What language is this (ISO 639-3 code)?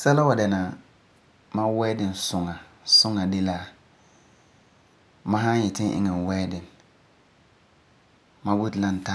gur